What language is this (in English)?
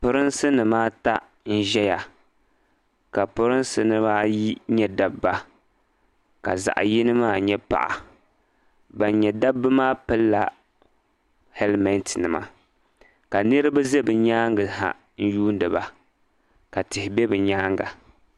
Dagbani